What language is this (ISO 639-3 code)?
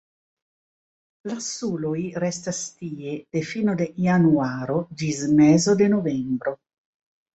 epo